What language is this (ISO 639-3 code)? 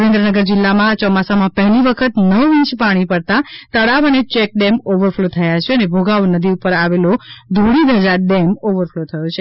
guj